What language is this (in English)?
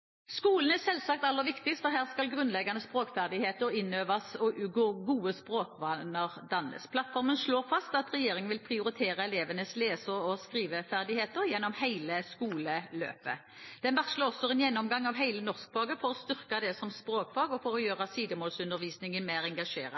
Norwegian Bokmål